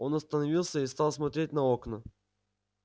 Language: Russian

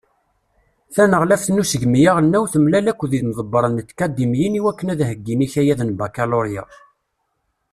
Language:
Kabyle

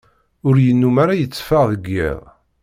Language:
Kabyle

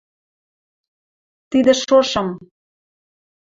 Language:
Western Mari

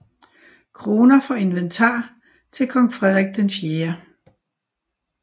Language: Danish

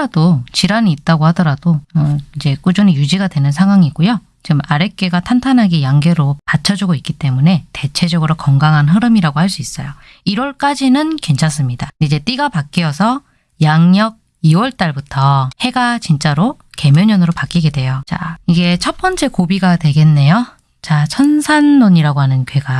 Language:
Korean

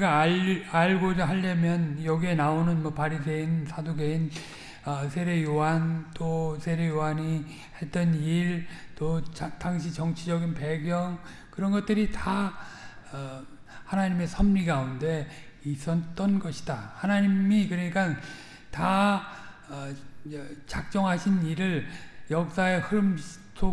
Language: Korean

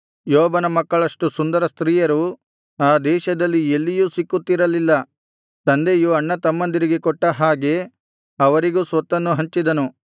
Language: Kannada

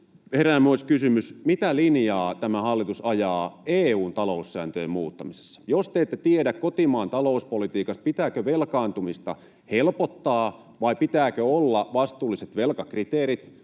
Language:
Finnish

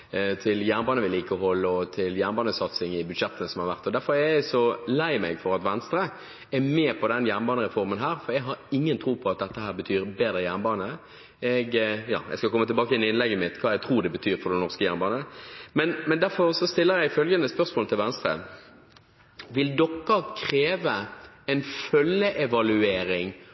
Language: Norwegian Bokmål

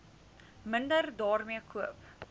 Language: Afrikaans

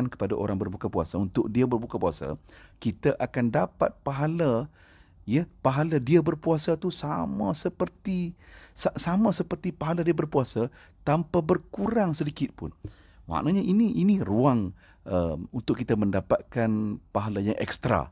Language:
Malay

